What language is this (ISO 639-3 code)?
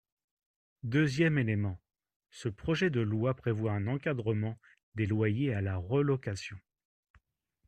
fra